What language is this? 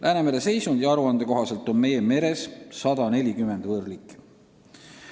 Estonian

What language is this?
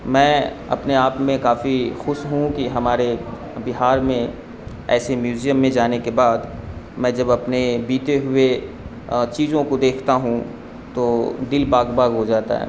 Urdu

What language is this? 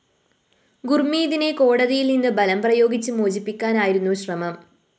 Malayalam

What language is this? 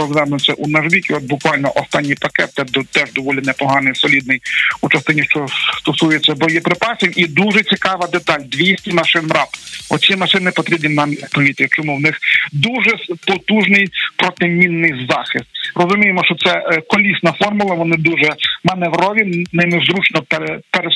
Ukrainian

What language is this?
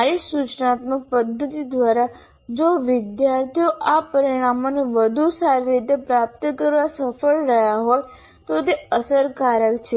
Gujarati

